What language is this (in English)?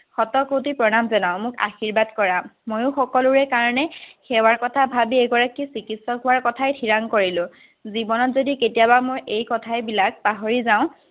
Assamese